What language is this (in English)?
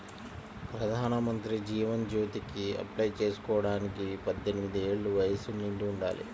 Telugu